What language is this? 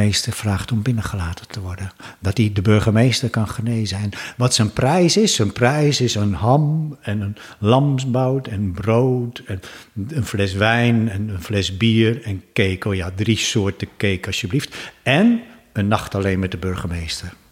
Dutch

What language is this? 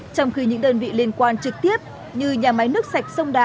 Vietnamese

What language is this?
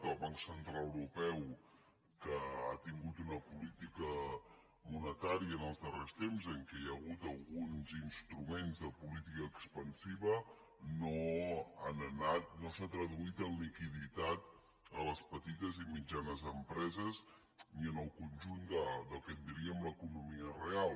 Catalan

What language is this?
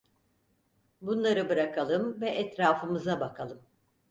Turkish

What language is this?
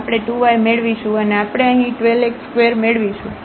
Gujarati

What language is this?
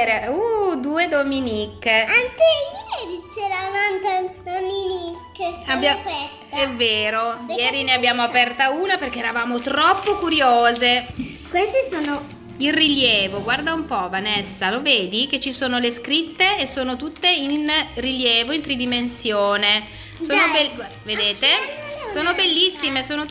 Italian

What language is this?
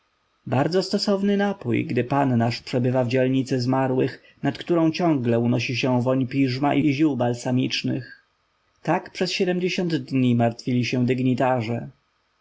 Polish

